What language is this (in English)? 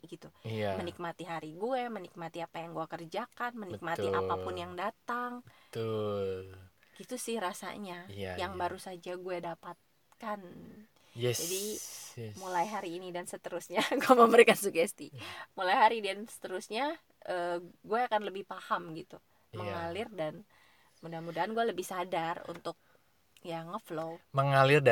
Indonesian